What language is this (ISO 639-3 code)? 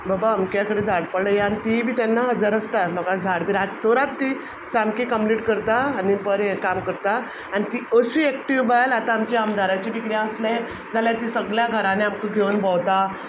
kok